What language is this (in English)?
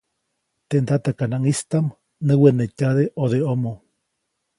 Copainalá Zoque